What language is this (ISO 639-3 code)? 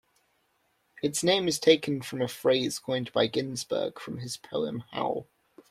eng